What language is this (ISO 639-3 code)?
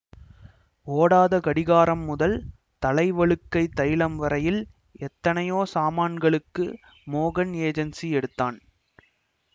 tam